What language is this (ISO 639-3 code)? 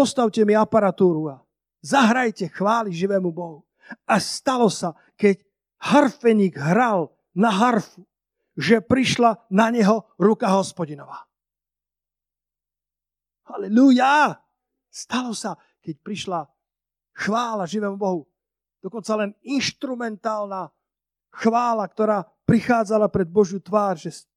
slk